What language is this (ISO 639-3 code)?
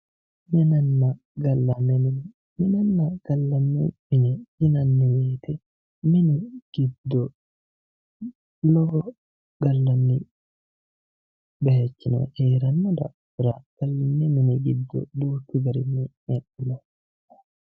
sid